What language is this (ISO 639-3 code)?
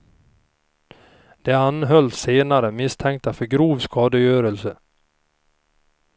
swe